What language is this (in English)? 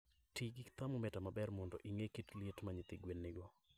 Luo (Kenya and Tanzania)